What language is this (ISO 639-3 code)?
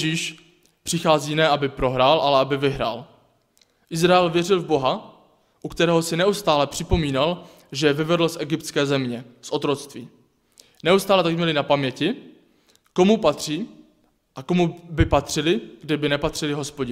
ces